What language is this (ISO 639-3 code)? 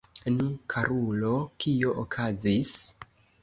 epo